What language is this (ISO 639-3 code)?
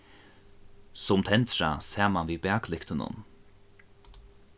fao